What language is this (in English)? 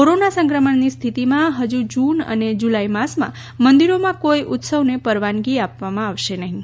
Gujarati